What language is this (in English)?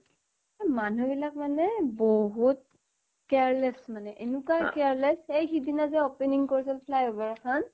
Assamese